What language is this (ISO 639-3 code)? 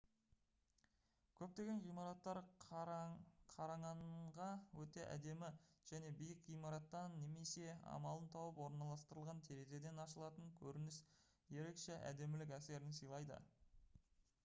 kaz